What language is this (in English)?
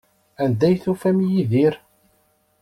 Kabyle